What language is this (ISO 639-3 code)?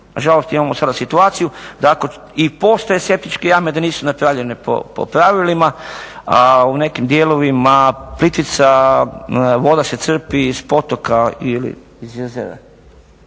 hrv